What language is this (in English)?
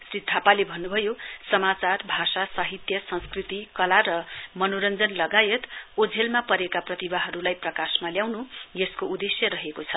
Nepali